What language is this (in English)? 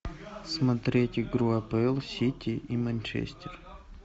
Russian